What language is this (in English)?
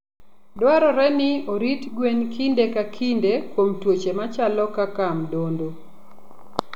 Luo (Kenya and Tanzania)